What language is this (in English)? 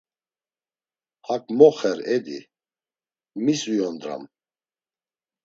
Laz